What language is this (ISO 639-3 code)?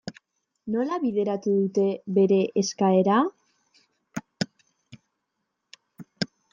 eus